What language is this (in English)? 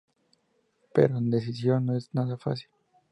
Spanish